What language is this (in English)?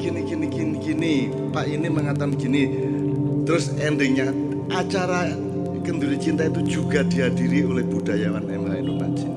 Indonesian